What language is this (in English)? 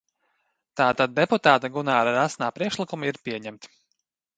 Latvian